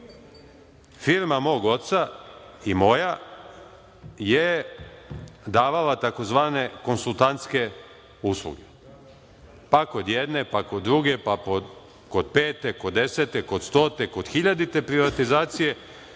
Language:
Serbian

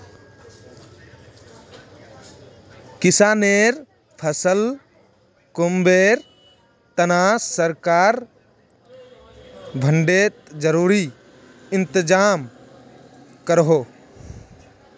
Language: Magahi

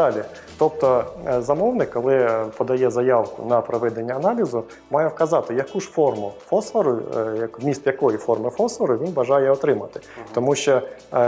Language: Ukrainian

